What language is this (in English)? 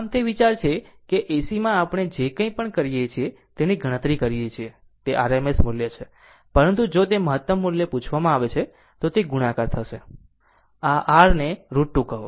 Gujarati